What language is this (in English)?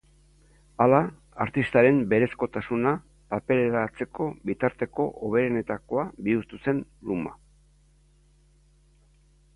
Basque